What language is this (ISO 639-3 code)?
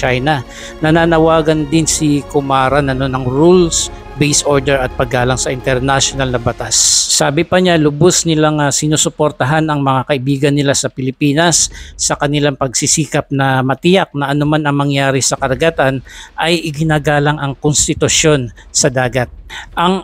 fil